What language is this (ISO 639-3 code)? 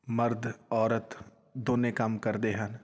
pan